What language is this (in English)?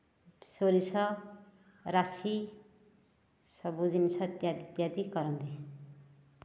Odia